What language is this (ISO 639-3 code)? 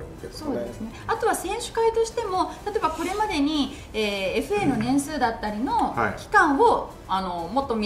jpn